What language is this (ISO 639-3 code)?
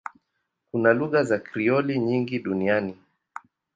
swa